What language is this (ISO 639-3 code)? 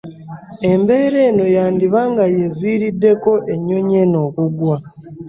lug